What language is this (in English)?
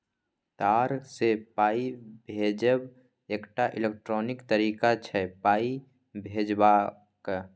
Maithili